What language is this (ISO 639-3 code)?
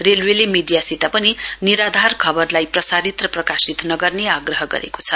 nep